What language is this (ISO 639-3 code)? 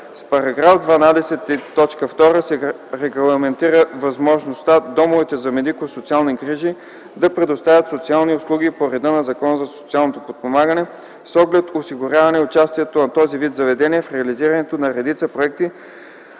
bul